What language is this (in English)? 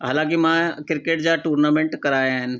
Sindhi